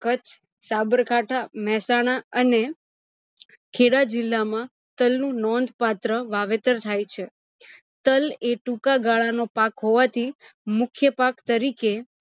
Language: Gujarati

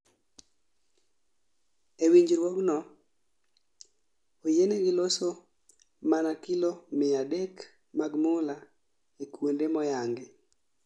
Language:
Luo (Kenya and Tanzania)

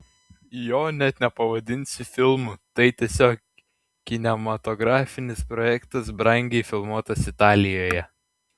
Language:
Lithuanian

